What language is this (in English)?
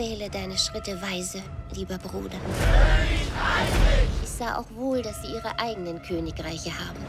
German